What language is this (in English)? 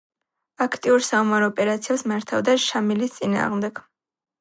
Georgian